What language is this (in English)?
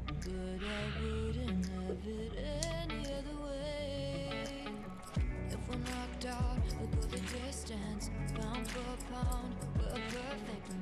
Korean